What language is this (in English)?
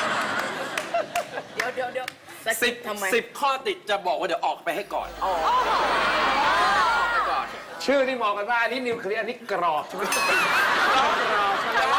Thai